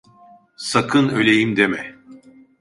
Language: Turkish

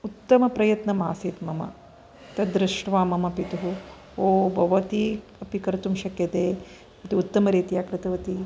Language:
Sanskrit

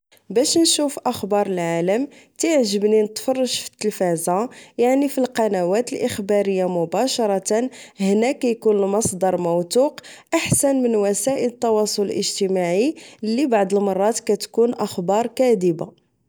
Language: Moroccan Arabic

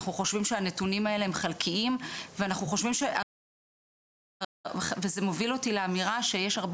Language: Hebrew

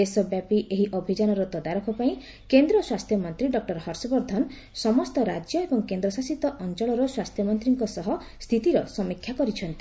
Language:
Odia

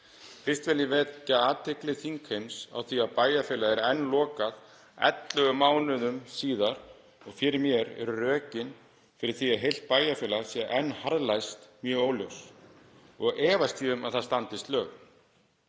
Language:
Icelandic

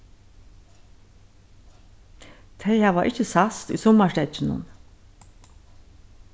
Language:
Faroese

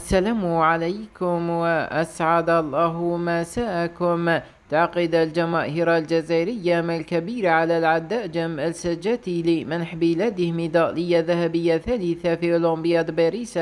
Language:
Arabic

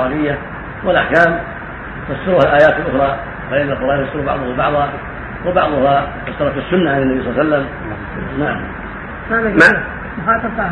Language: Arabic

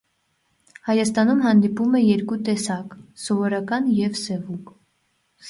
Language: Armenian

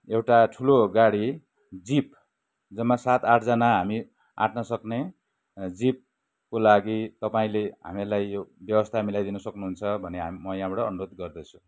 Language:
Nepali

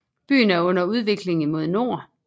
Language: Danish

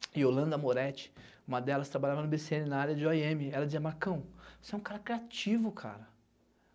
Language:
Portuguese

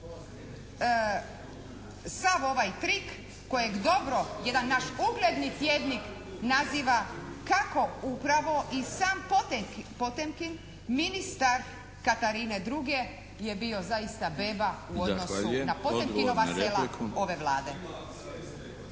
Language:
Croatian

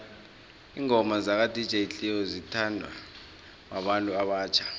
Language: South Ndebele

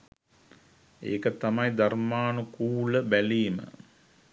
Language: Sinhala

